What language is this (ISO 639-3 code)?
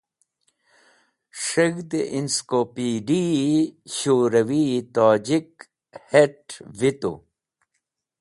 wbl